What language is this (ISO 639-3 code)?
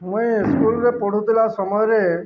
ori